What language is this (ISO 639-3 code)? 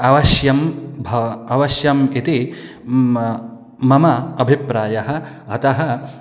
san